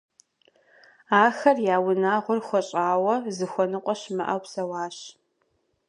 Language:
Kabardian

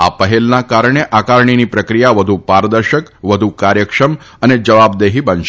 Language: Gujarati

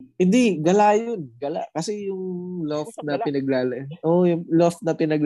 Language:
Filipino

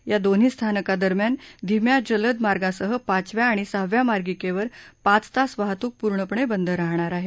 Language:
Marathi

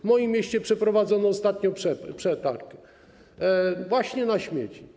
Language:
Polish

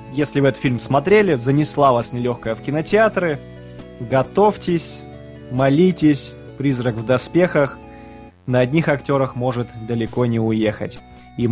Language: Russian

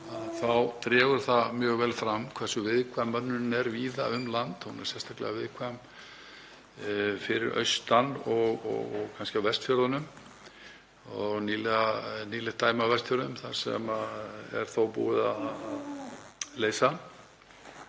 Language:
Icelandic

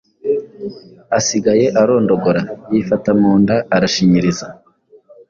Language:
Kinyarwanda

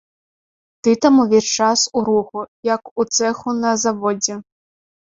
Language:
Belarusian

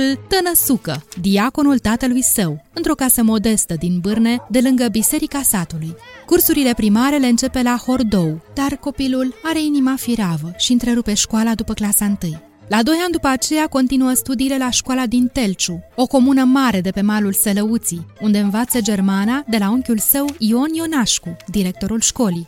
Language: Romanian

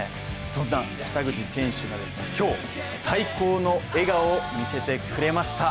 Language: Japanese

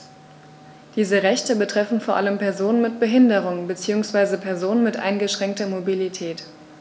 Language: German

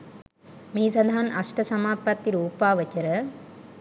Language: Sinhala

